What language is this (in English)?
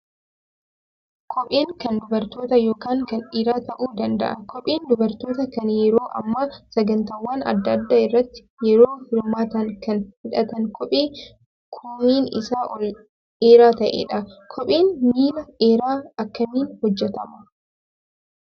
Oromo